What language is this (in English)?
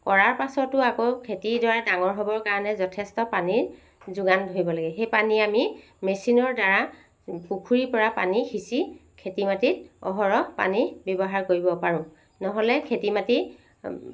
Assamese